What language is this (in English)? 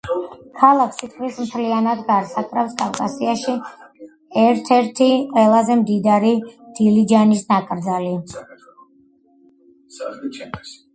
Georgian